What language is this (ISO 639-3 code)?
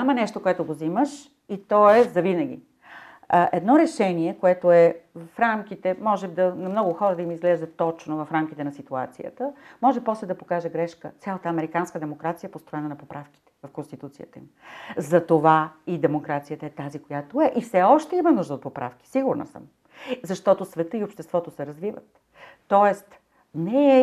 bul